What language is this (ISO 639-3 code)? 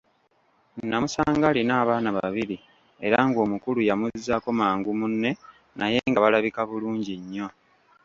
lug